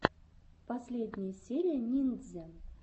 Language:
Russian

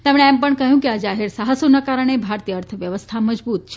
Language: Gujarati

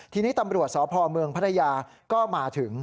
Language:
Thai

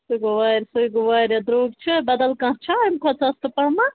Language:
Kashmiri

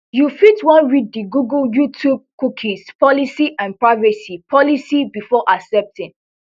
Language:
Nigerian Pidgin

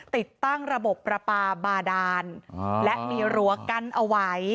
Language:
Thai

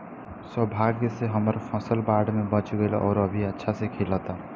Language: Bhojpuri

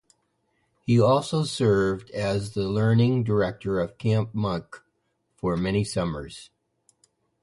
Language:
English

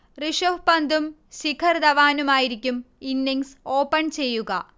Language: Malayalam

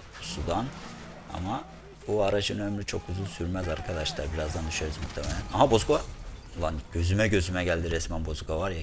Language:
Turkish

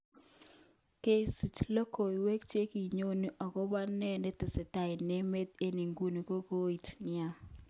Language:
Kalenjin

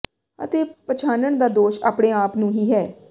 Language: Punjabi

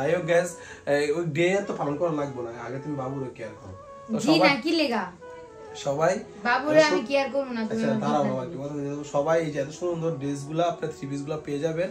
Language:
Bangla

